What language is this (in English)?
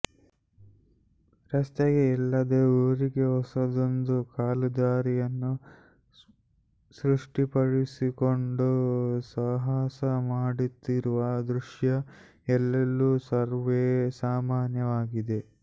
Kannada